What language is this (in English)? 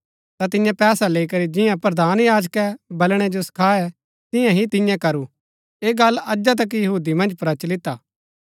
Gaddi